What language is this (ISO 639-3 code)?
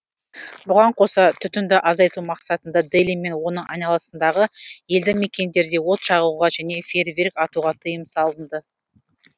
kaz